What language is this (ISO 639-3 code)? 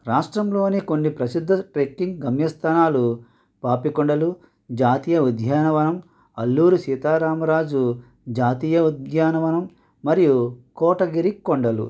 tel